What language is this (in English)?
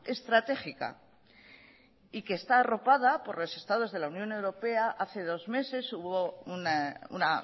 Spanish